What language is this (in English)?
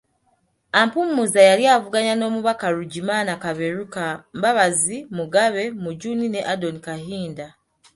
Ganda